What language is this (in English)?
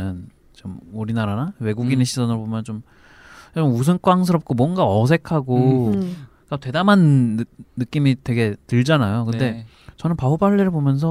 Korean